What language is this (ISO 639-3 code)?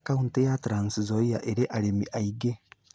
kik